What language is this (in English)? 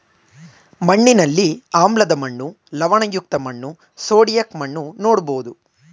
Kannada